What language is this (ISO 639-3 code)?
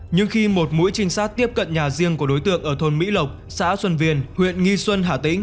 vie